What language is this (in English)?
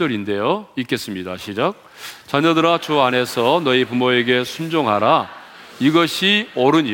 Korean